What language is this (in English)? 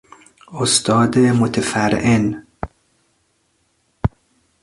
Persian